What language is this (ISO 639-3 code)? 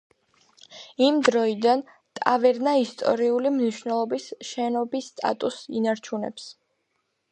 kat